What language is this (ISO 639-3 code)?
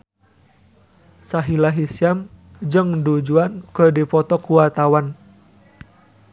sun